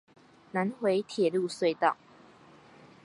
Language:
Chinese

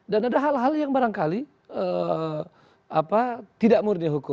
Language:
Indonesian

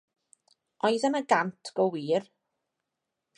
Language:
Welsh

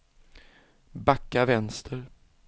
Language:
Swedish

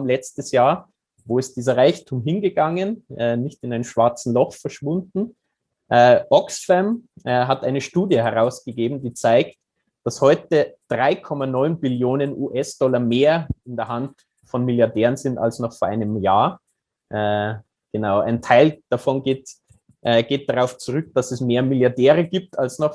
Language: German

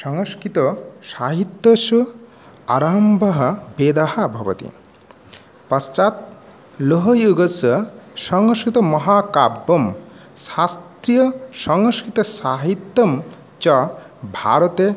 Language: Sanskrit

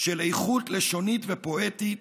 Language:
Hebrew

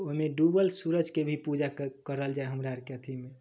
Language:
Maithili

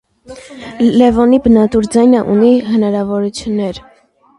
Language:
Armenian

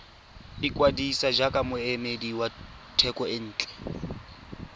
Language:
Tswana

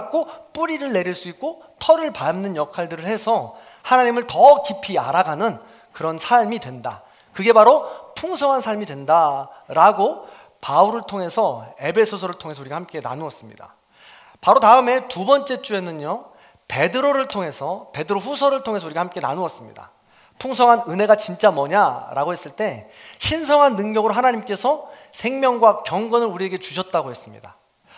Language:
Korean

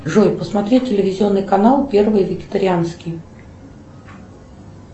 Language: Russian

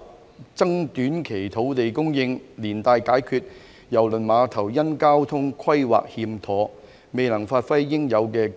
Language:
Cantonese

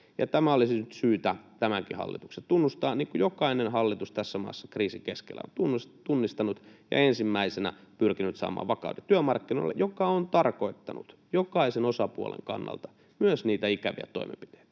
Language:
Finnish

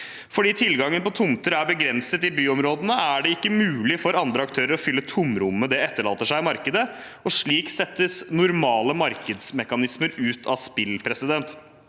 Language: Norwegian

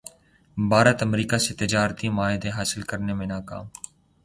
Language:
Urdu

